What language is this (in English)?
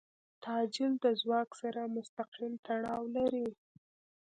Pashto